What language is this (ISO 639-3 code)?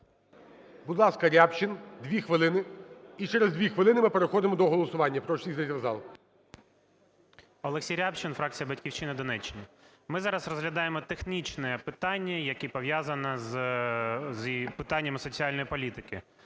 ukr